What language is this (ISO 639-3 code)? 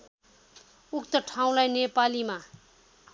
nep